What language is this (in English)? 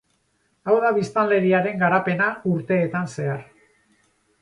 Basque